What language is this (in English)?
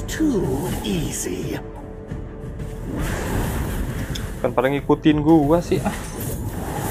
Indonesian